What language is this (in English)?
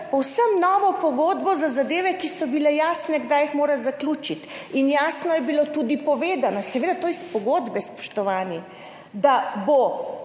Slovenian